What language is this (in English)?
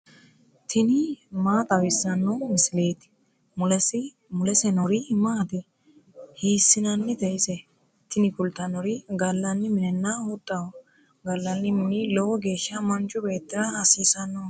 Sidamo